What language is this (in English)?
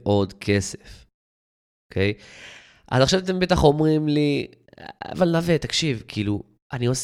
Hebrew